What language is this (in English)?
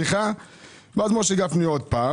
Hebrew